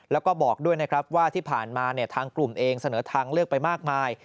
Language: Thai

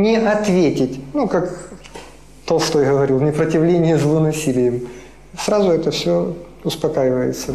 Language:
Russian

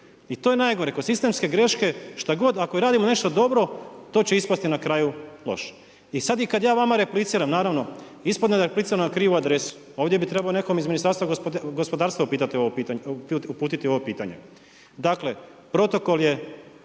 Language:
Croatian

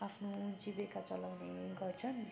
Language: Nepali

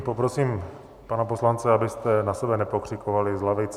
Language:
Czech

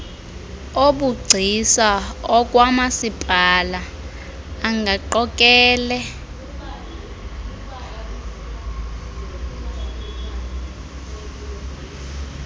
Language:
Xhosa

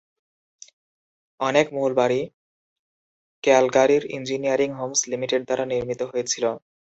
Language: Bangla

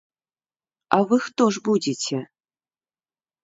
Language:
Belarusian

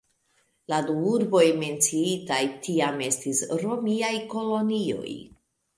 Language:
Esperanto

